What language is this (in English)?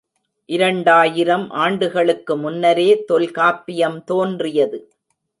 Tamil